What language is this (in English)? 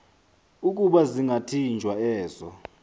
Xhosa